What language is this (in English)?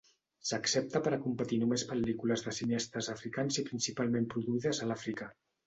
Catalan